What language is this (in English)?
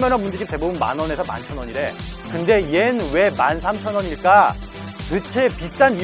Korean